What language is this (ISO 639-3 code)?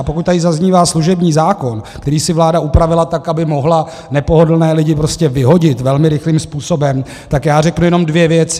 ces